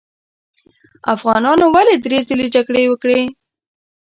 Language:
Pashto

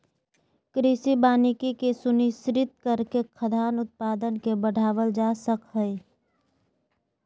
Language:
Magahi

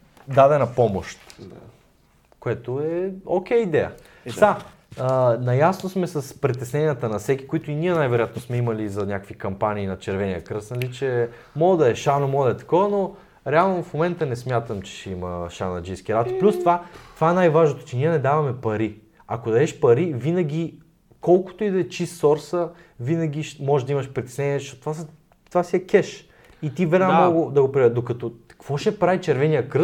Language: Bulgarian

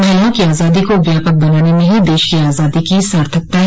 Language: Hindi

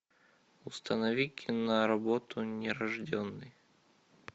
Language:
Russian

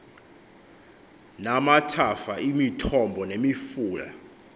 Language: Xhosa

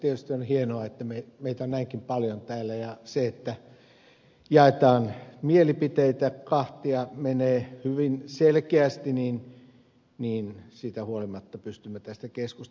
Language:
Finnish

